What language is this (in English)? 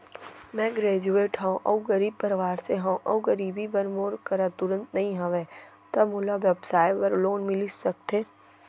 Chhattisgarhi